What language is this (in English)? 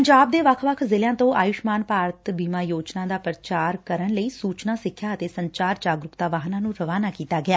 Punjabi